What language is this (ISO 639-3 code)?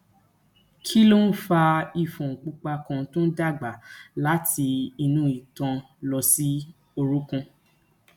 yor